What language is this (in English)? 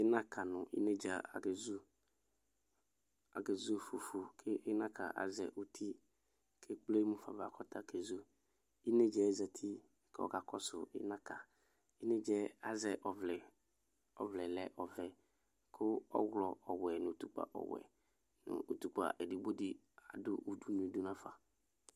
Ikposo